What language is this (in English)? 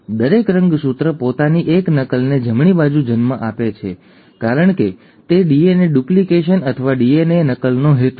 Gujarati